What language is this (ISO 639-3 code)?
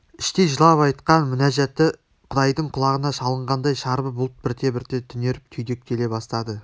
kaz